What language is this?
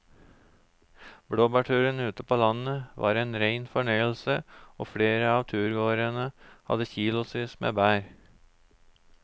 Norwegian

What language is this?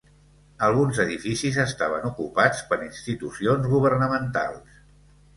Catalan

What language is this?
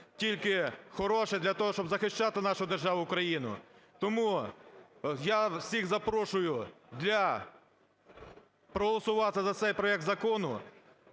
Ukrainian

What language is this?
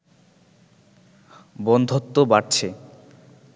Bangla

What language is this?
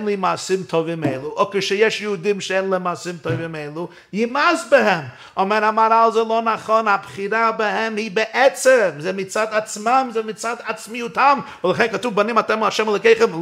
Hebrew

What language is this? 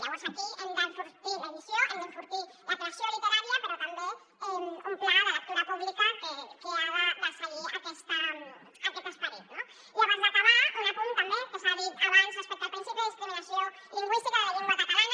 Catalan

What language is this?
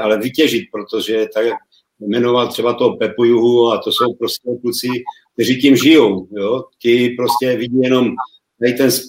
Czech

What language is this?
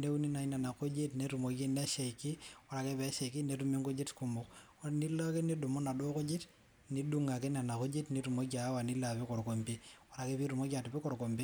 Masai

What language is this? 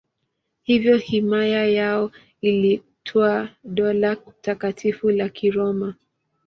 Swahili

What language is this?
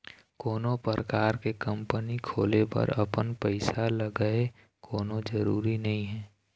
Chhattisgarhi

